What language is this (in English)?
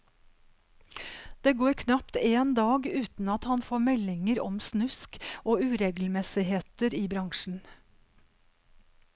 Norwegian